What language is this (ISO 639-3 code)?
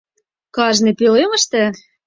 chm